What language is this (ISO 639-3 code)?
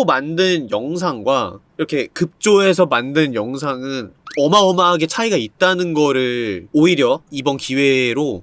kor